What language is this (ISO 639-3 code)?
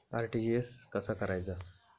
mar